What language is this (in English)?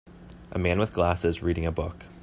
English